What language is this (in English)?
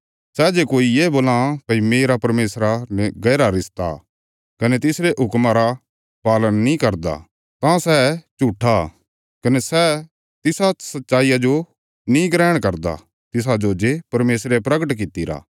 Bilaspuri